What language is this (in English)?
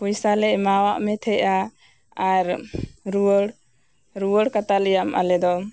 Santali